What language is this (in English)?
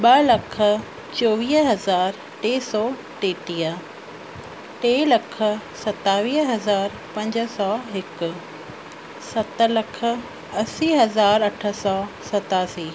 Sindhi